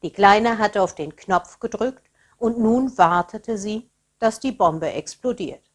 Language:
German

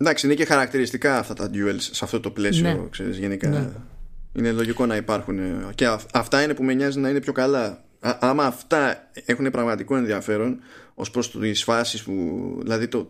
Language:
Greek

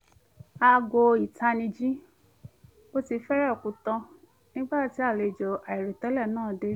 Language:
Yoruba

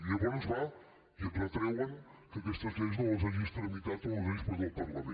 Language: Catalan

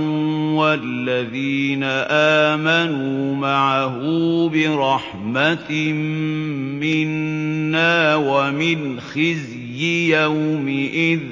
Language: Arabic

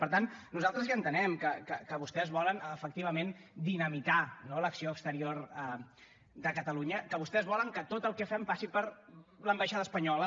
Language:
Catalan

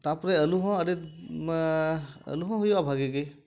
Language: Santali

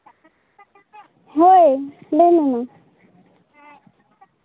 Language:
Santali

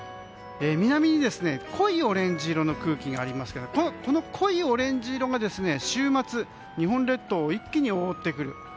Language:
Japanese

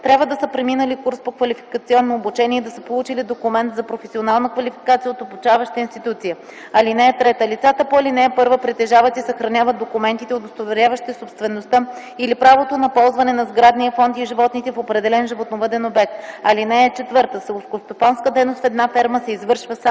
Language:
Bulgarian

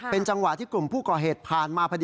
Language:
Thai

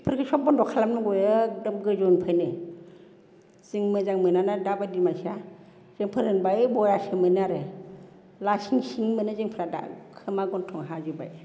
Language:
Bodo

